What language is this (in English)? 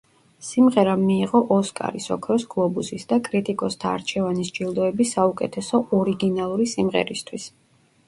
Georgian